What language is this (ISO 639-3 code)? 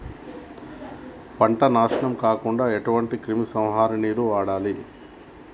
tel